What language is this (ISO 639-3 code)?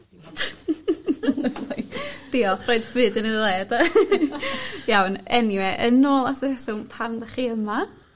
cym